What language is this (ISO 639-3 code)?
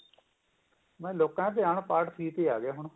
pan